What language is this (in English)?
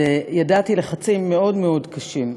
Hebrew